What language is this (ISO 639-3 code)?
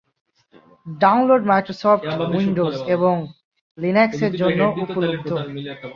ben